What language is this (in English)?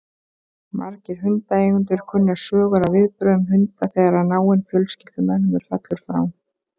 Icelandic